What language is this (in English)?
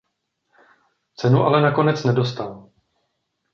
Czech